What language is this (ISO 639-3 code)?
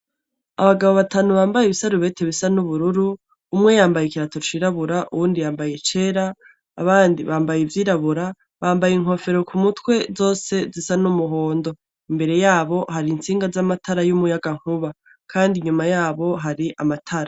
run